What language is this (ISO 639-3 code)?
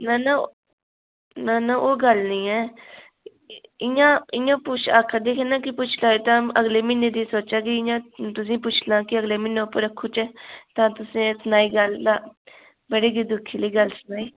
doi